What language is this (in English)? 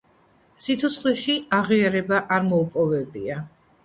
Georgian